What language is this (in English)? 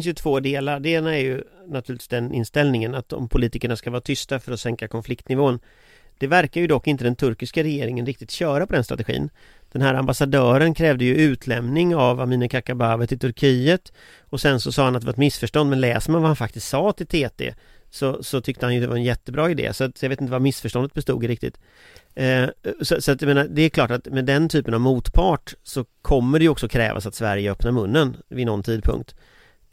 Swedish